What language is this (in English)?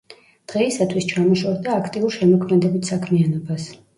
Georgian